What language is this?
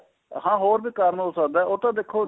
Punjabi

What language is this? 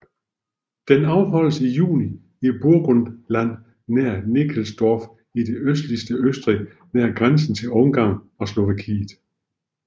Danish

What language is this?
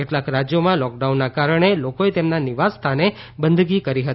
Gujarati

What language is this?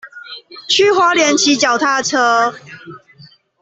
Chinese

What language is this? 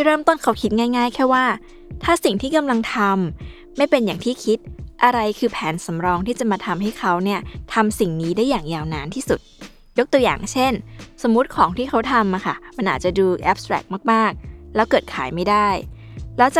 Thai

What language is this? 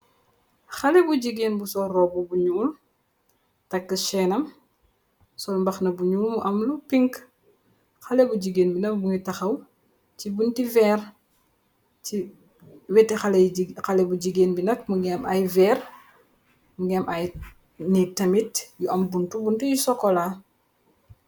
Wolof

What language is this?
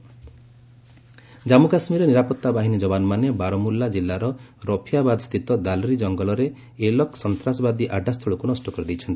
Odia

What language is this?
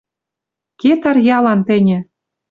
Western Mari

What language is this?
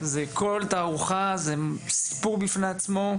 Hebrew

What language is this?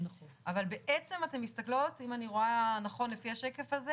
Hebrew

